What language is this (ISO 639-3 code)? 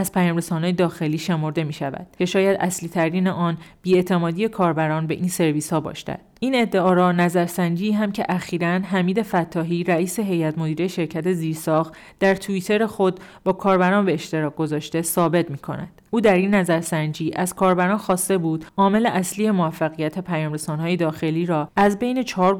fas